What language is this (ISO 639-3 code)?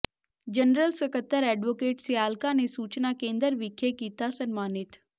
pan